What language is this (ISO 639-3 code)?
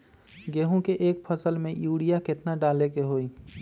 mag